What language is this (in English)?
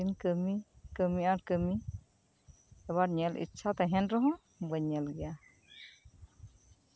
Santali